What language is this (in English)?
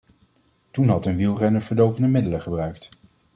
Dutch